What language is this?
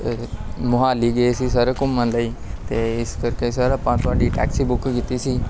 Punjabi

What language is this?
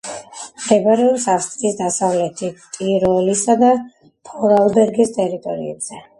Georgian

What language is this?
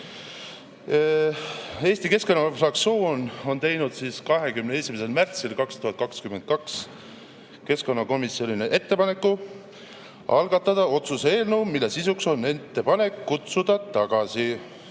Estonian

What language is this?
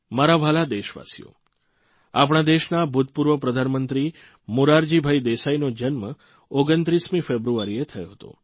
Gujarati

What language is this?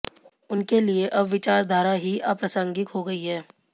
Hindi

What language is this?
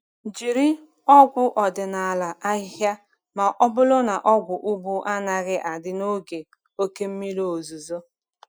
Igbo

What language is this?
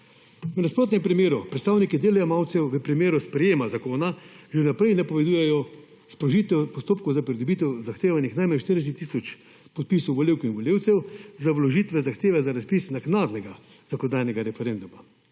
Slovenian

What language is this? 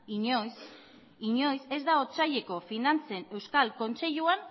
Basque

